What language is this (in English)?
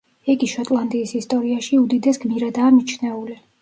Georgian